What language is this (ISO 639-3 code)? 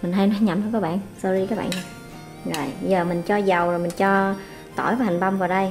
vie